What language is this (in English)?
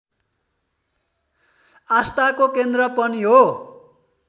Nepali